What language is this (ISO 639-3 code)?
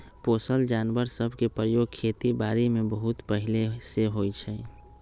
mag